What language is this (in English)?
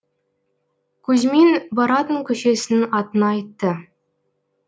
Kazakh